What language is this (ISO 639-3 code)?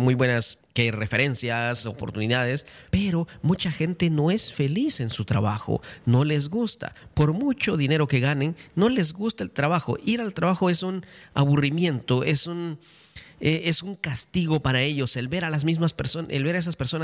spa